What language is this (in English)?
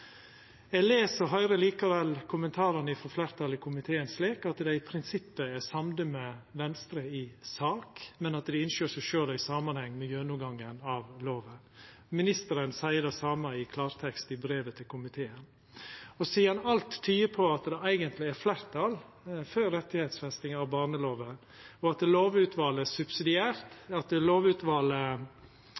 Norwegian Nynorsk